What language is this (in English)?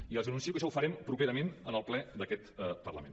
Catalan